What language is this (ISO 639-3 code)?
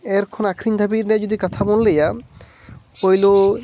sat